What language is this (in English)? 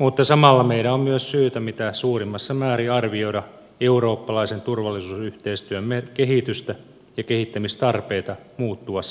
Finnish